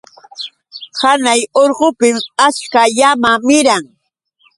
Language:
Yauyos Quechua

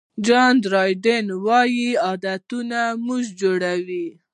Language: Pashto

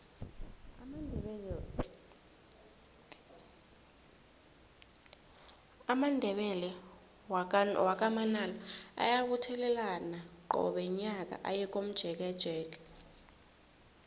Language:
South Ndebele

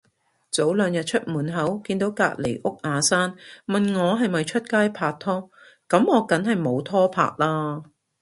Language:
Cantonese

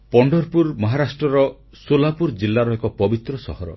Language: Odia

